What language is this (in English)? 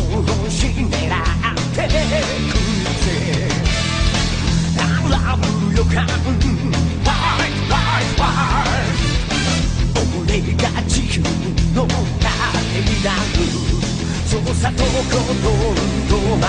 English